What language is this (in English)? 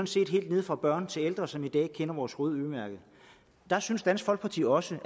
Danish